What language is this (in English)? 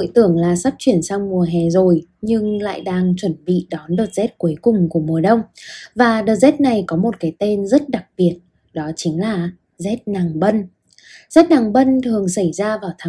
Vietnamese